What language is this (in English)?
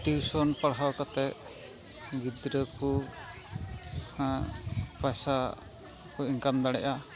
Santali